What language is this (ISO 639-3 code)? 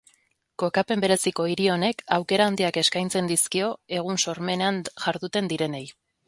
eus